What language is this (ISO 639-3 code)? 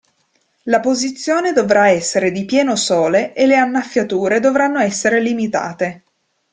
ita